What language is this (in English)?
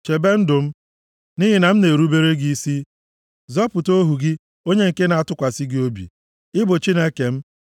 Igbo